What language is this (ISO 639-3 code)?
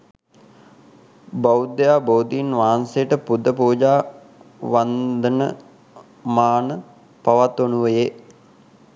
sin